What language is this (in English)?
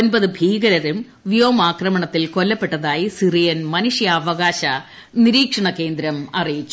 Malayalam